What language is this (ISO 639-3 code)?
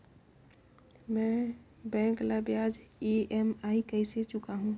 hne